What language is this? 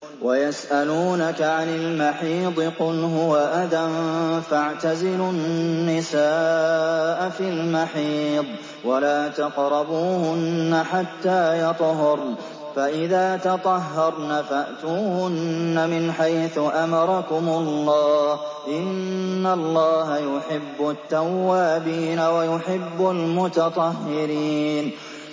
Arabic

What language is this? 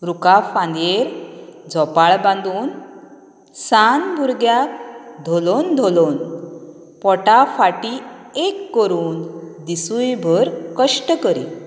Konkani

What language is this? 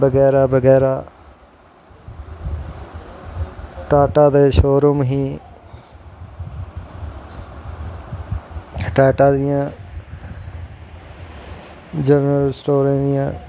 Dogri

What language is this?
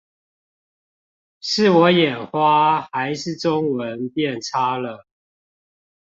Chinese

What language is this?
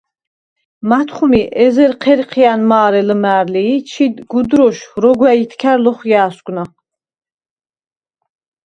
Svan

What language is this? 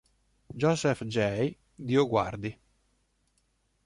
Italian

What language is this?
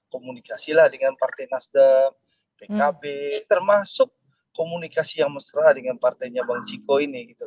Indonesian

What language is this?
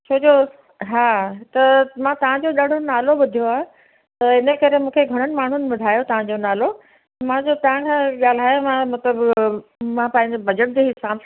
Sindhi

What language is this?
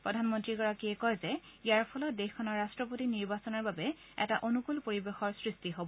Assamese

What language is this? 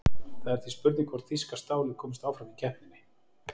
Icelandic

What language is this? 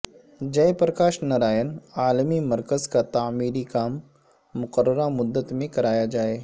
Urdu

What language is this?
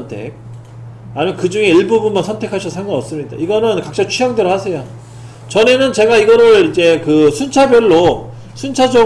Korean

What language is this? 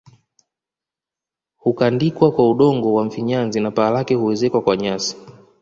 Swahili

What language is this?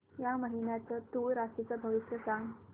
Marathi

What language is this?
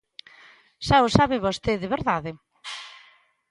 Galician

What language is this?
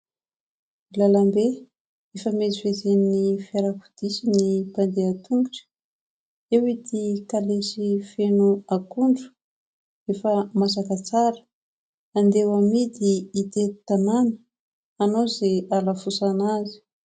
Malagasy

